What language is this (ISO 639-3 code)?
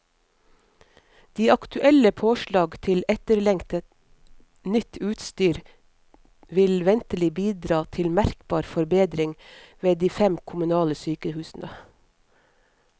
nor